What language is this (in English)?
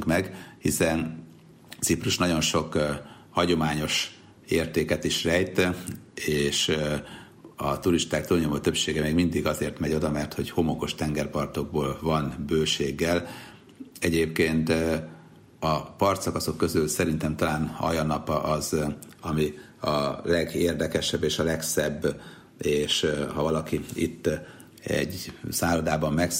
Hungarian